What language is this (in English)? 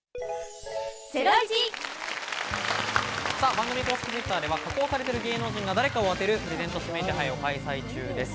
Japanese